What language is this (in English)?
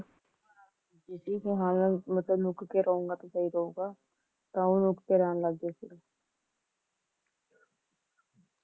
Punjabi